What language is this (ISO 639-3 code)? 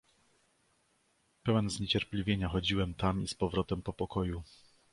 pol